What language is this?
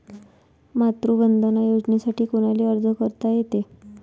Marathi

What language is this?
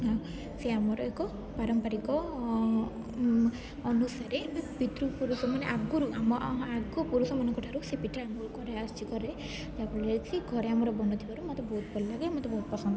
Odia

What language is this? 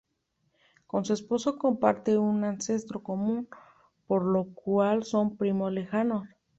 Spanish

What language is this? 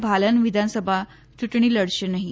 Gujarati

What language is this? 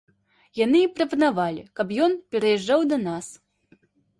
Belarusian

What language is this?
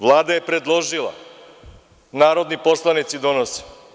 Serbian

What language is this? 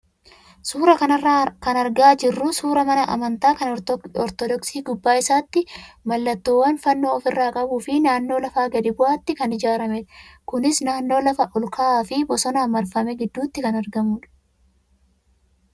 Oromo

